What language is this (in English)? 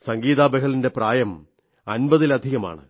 Malayalam